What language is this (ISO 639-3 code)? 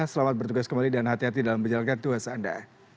ind